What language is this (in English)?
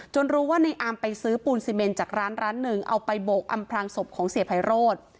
Thai